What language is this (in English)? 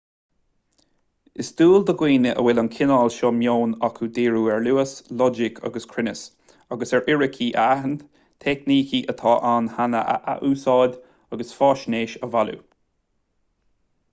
Irish